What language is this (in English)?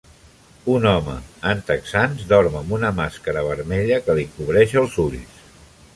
Catalan